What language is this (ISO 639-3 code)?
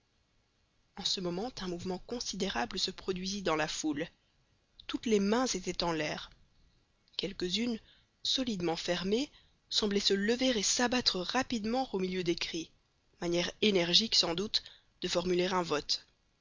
fra